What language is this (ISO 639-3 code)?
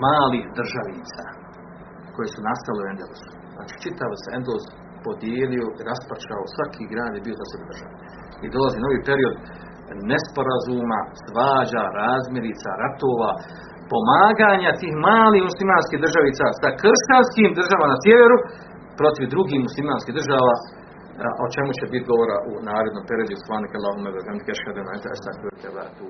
hrv